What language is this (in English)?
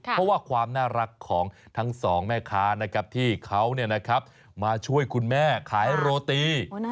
Thai